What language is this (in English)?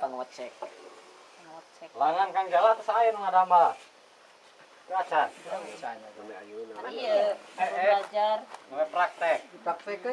Indonesian